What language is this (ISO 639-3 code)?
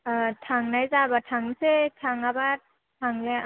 brx